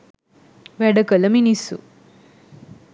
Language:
Sinhala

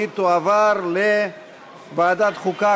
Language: Hebrew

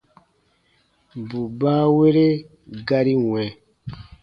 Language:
Baatonum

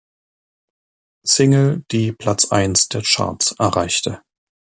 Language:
German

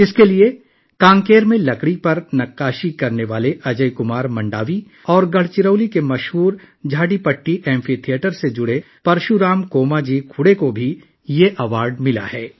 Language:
Urdu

